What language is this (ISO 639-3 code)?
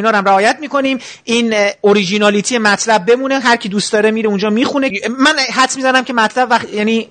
fas